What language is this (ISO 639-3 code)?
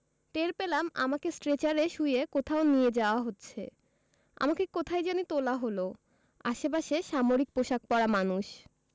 ben